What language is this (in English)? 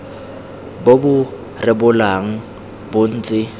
Tswana